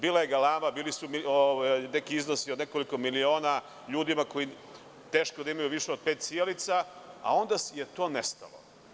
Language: Serbian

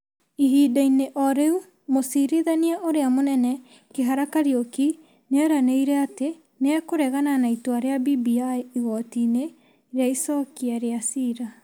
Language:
Kikuyu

